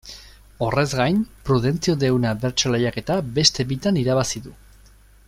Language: Basque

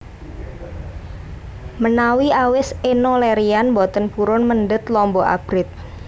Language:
Javanese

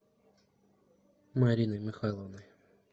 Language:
Russian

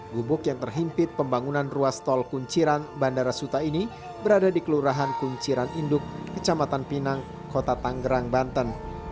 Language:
Indonesian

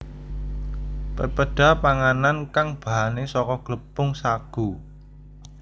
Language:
Javanese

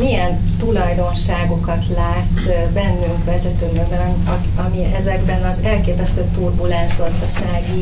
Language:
Hungarian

